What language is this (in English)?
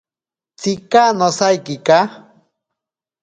Ashéninka Perené